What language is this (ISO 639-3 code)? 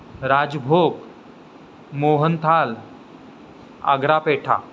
mar